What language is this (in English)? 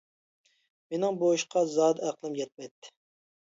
Uyghur